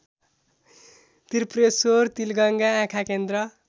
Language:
Nepali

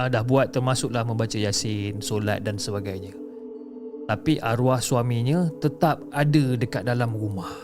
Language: Malay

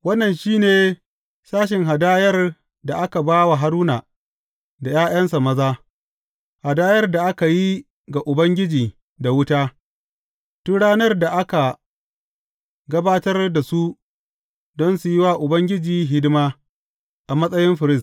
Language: Hausa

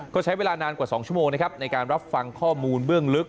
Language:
Thai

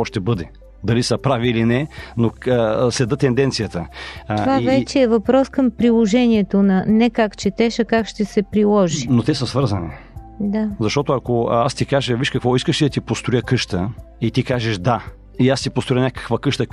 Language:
Bulgarian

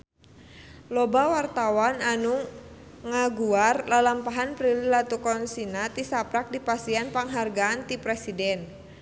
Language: Sundanese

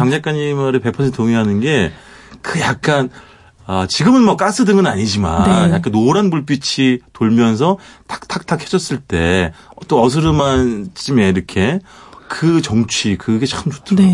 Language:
Korean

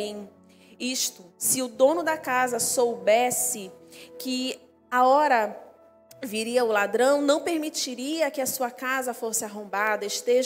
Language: Portuguese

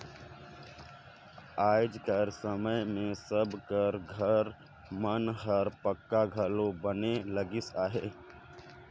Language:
Chhattisgarhi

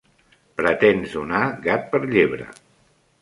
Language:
Catalan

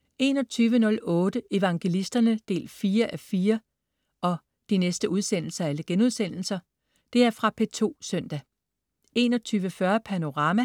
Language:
Danish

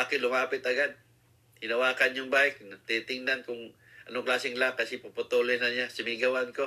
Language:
Filipino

